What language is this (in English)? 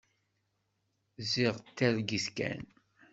Kabyle